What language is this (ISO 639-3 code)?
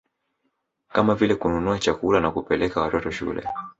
swa